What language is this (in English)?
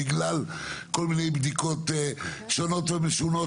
Hebrew